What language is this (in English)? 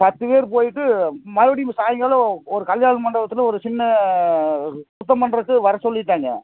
Tamil